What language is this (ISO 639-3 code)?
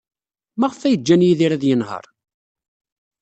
kab